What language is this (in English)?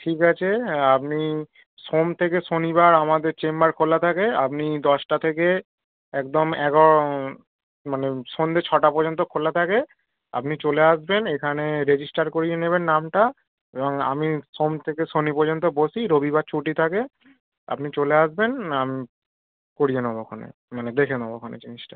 Bangla